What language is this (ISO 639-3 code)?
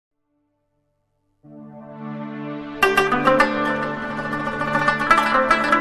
tur